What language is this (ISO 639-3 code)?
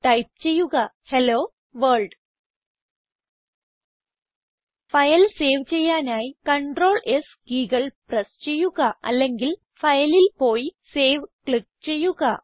mal